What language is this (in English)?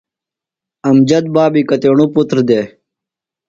Phalura